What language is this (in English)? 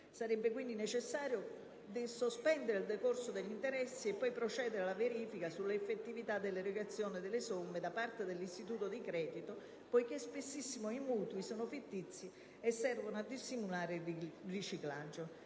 Italian